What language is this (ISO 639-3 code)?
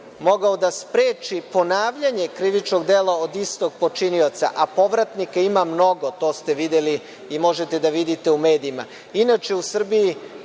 srp